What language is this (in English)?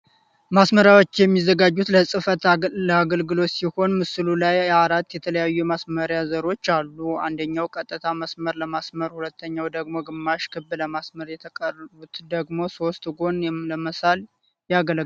Amharic